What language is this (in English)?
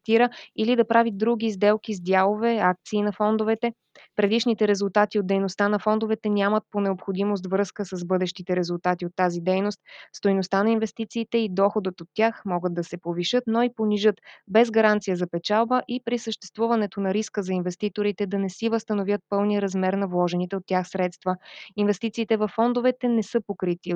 Bulgarian